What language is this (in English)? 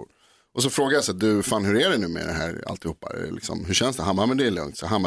Swedish